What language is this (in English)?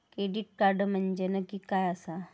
Marathi